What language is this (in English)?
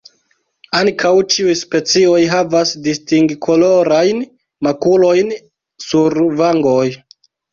Esperanto